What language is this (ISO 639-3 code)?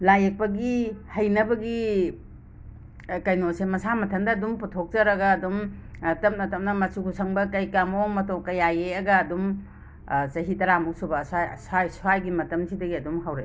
mni